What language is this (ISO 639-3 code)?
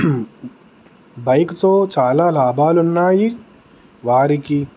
tel